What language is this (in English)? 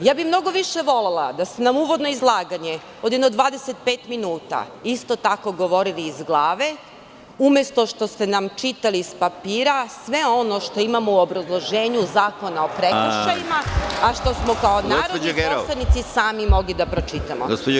Serbian